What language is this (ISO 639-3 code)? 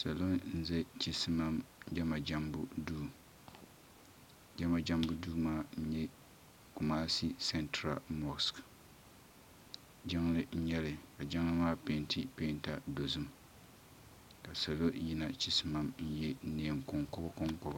dag